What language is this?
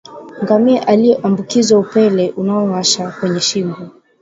Swahili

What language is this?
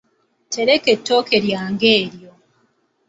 Ganda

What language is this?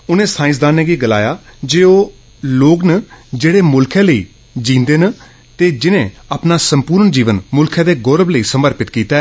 Dogri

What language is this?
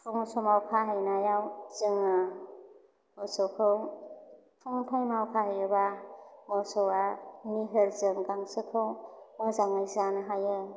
Bodo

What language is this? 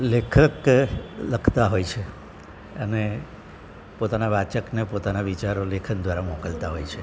Gujarati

